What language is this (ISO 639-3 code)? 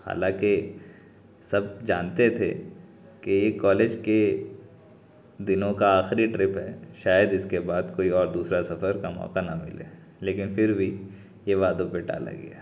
urd